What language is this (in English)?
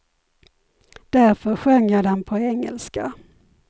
Swedish